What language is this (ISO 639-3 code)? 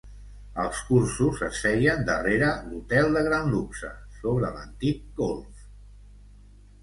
cat